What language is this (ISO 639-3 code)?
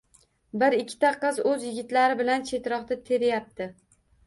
uzb